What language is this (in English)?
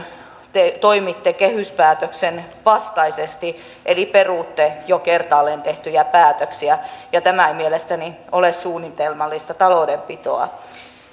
Finnish